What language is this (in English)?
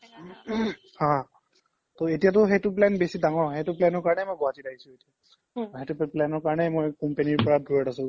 Assamese